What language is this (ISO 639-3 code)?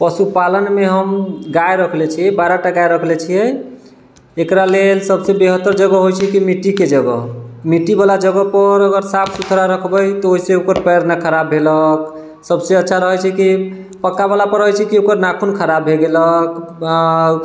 mai